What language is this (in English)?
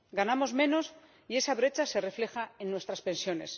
Spanish